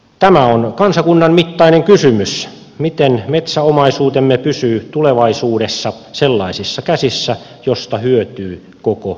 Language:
Finnish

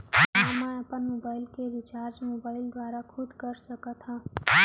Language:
Chhattisgarhi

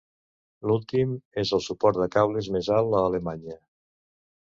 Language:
Catalan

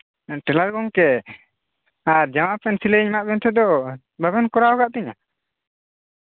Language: Santali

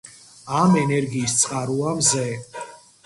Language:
Georgian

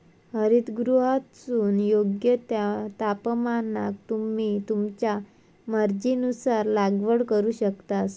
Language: Marathi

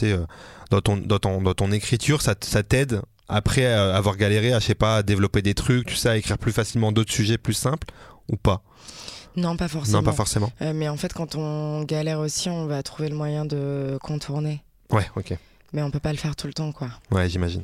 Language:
French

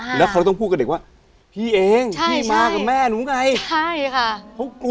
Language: Thai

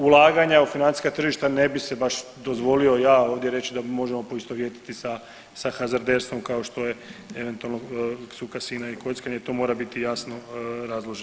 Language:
Croatian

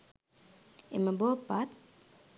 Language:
Sinhala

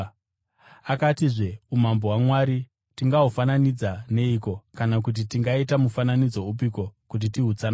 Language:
Shona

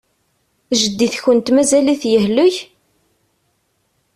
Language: Kabyle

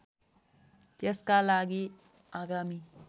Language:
Nepali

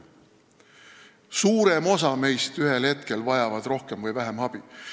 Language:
Estonian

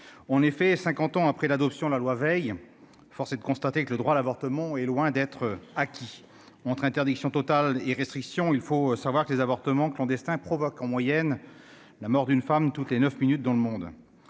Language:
French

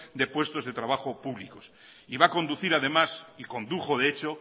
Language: Spanish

